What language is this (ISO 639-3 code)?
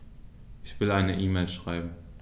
deu